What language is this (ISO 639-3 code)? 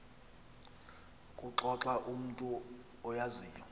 xho